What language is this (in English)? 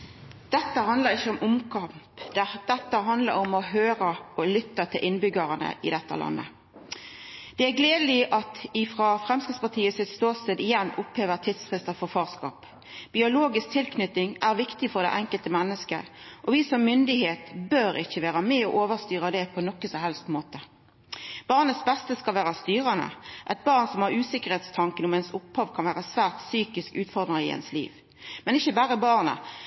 Norwegian Nynorsk